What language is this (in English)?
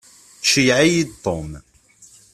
Kabyle